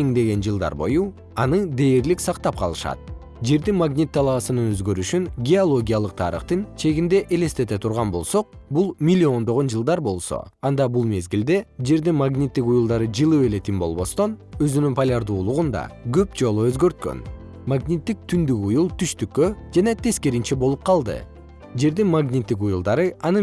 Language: Kyrgyz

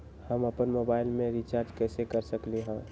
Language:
Magahi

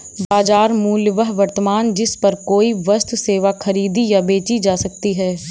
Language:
Hindi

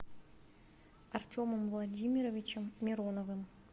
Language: Russian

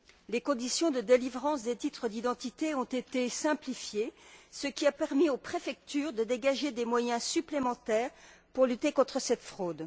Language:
French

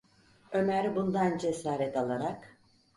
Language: Turkish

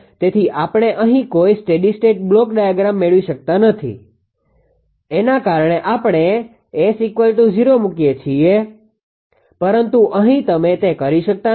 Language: Gujarati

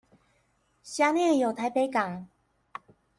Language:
Chinese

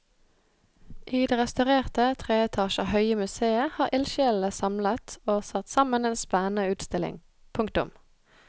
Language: Norwegian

